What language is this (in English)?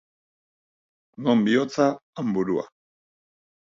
Basque